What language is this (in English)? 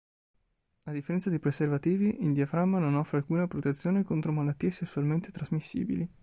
Italian